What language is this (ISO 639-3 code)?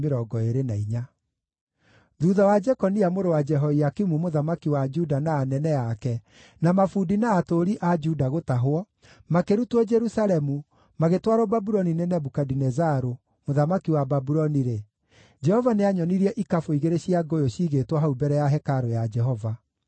kik